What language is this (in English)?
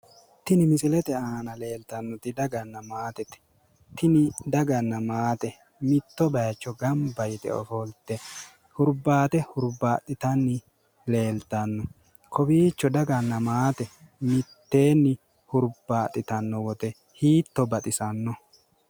Sidamo